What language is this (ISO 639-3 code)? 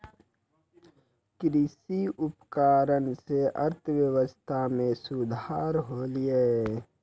mai